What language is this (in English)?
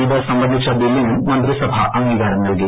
Malayalam